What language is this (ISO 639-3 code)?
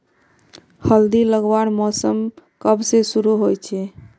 mag